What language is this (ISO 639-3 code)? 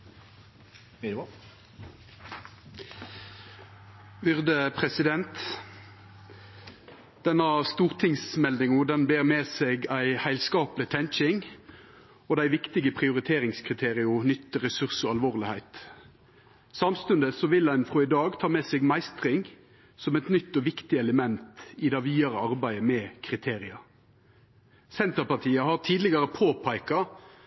nor